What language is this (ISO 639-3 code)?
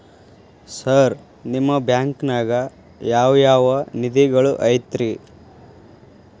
kan